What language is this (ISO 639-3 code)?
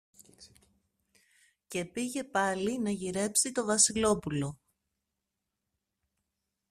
ell